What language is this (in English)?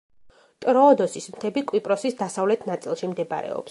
Georgian